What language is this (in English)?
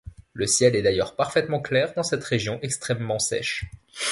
French